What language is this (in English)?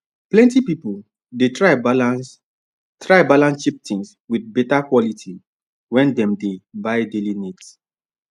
Nigerian Pidgin